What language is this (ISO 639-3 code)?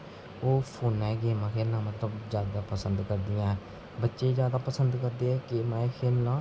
doi